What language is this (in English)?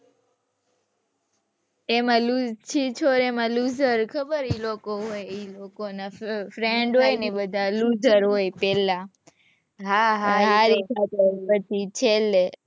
Gujarati